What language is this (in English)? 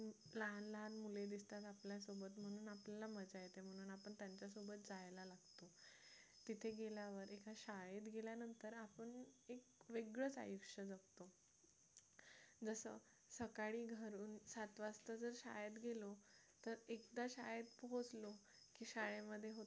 Marathi